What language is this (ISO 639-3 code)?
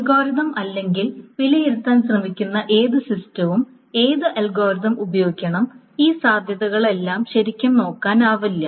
mal